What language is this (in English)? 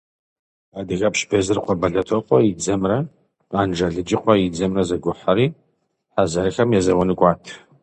Kabardian